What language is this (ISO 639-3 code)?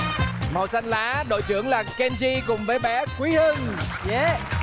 vie